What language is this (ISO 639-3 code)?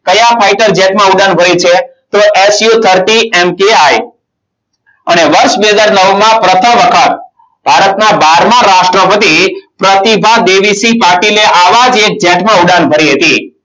guj